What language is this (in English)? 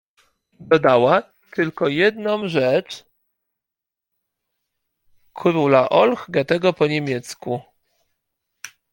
Polish